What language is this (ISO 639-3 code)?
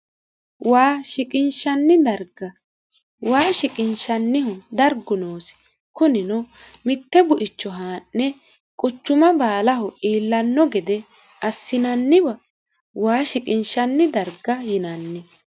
sid